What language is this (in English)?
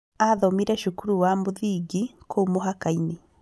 Kikuyu